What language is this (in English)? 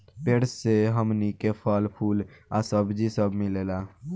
Bhojpuri